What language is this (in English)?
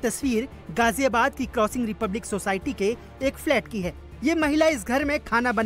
Hindi